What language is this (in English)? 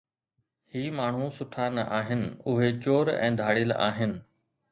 Sindhi